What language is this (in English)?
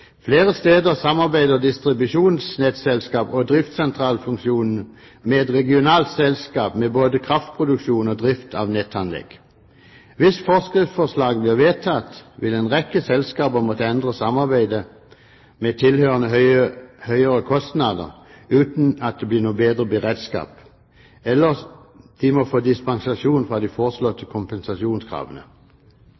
Norwegian Bokmål